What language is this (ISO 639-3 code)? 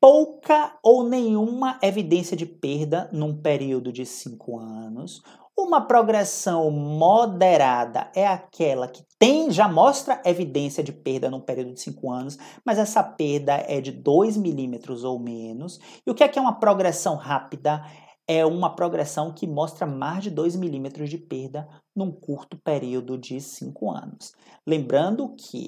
por